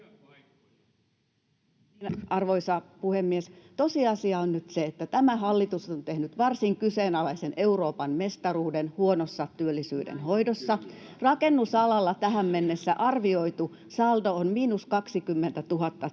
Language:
Finnish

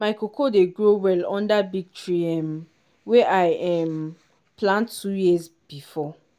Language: Nigerian Pidgin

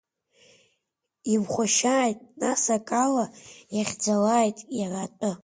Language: Abkhazian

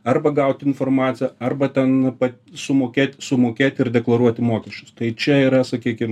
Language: Lithuanian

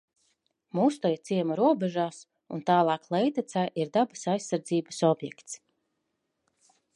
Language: Latvian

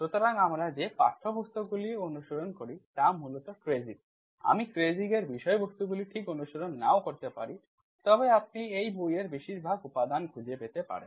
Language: Bangla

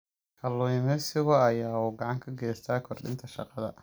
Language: Somali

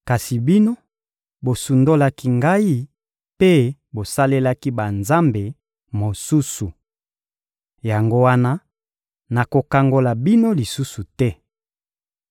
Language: Lingala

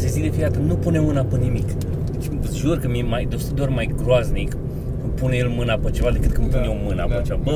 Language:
Romanian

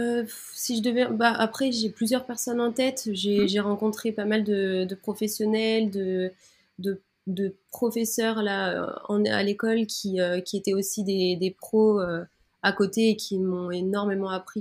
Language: French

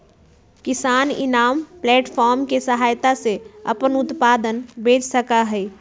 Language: Magahi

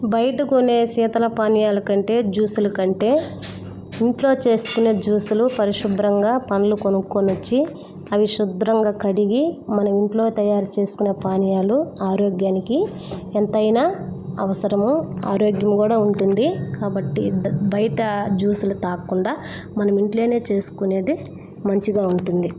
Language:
Telugu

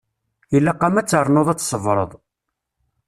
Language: Kabyle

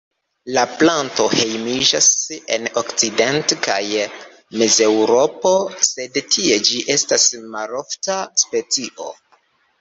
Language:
Esperanto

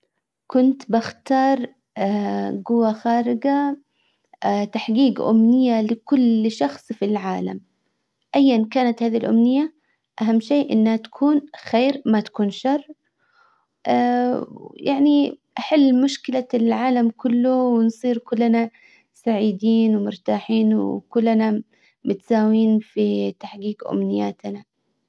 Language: Hijazi Arabic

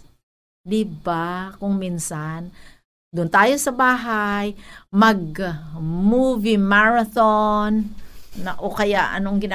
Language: Filipino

